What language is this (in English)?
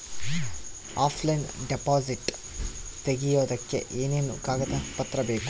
Kannada